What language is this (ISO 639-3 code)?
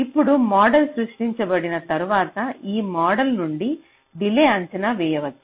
tel